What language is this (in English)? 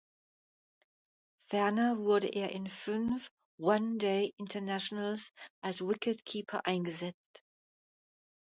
German